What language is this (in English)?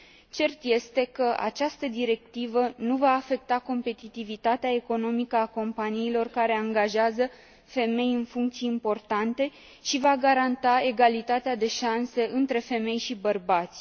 Romanian